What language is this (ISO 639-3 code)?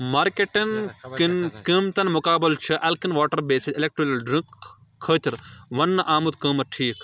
kas